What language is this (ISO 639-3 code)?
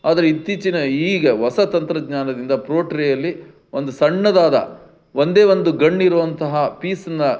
kan